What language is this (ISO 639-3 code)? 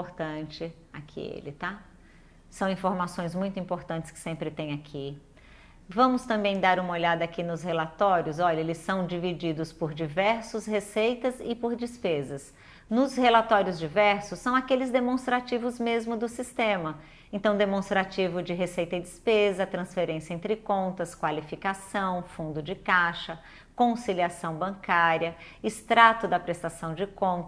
por